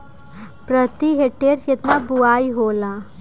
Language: Bhojpuri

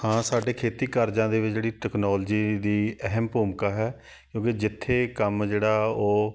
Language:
Punjabi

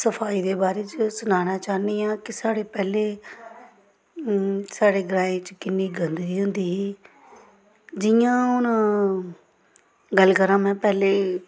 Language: Dogri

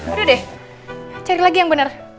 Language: Indonesian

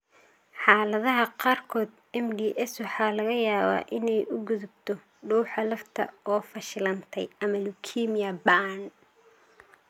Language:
Somali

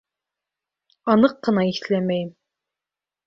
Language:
Bashkir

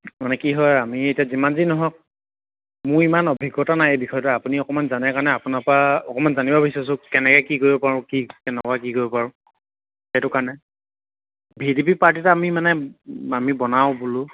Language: Assamese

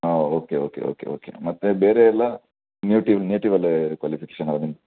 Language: Kannada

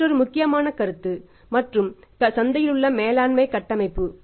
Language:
Tamil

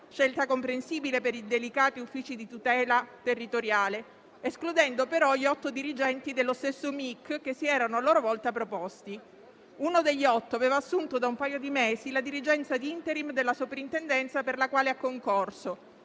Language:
Italian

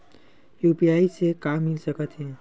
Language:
Chhattisgarhi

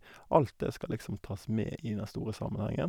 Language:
Norwegian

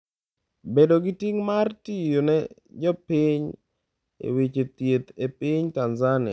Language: Luo (Kenya and Tanzania)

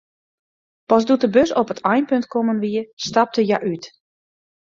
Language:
Western Frisian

